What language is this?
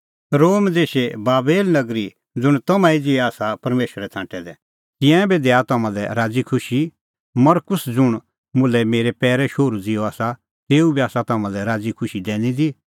Kullu Pahari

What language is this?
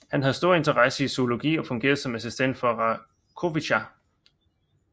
Danish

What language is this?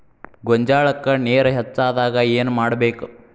Kannada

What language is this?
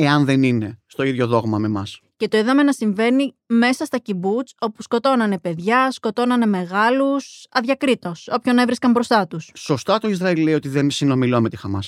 Greek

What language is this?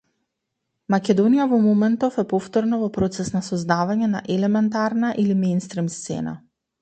Macedonian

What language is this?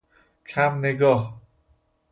Persian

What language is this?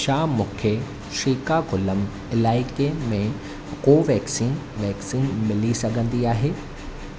Sindhi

